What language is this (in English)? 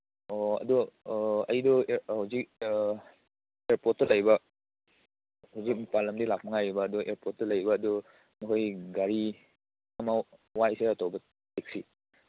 Manipuri